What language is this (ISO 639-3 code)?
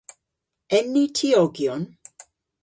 cor